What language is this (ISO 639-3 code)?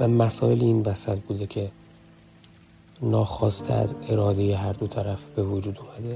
fas